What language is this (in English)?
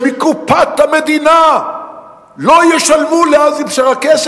Hebrew